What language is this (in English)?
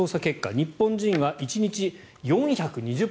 Japanese